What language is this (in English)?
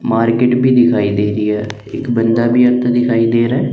Hindi